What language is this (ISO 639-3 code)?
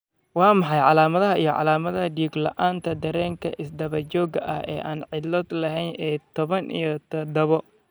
som